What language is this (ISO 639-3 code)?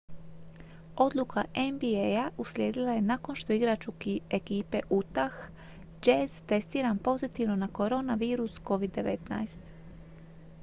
hrv